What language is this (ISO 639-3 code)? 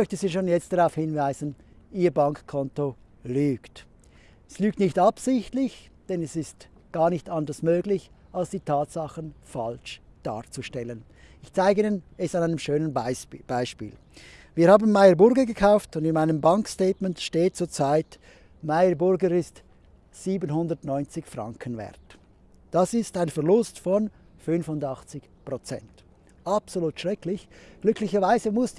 deu